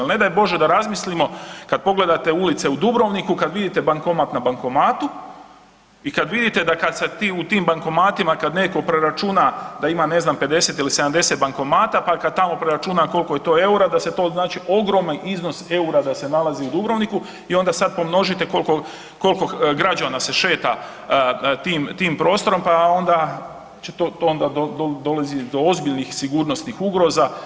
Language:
Croatian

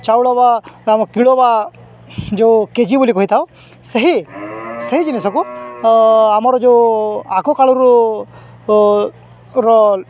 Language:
Odia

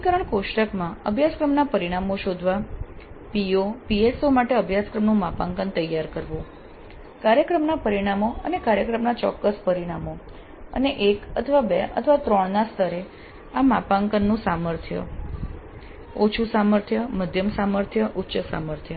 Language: Gujarati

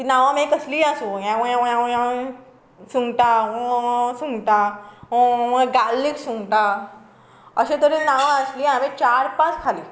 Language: Konkani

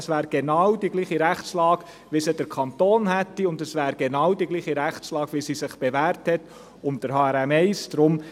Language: Swiss German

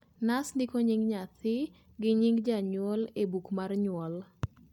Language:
Luo (Kenya and Tanzania)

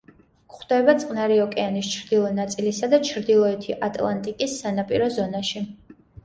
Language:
Georgian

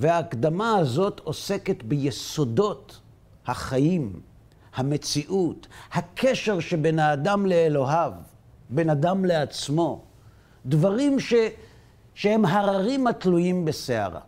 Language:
Hebrew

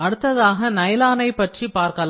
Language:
Tamil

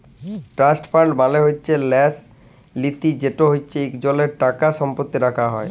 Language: Bangla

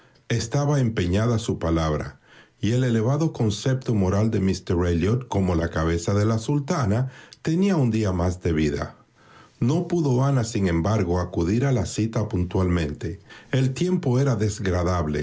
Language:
Spanish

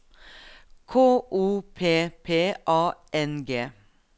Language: Norwegian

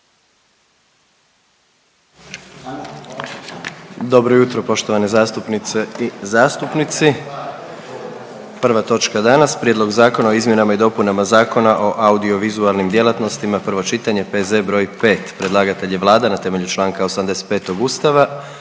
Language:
Croatian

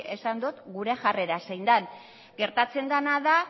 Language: Basque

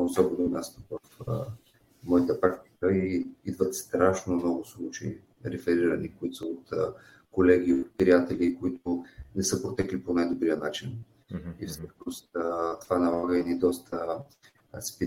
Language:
Bulgarian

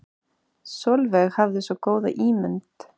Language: Icelandic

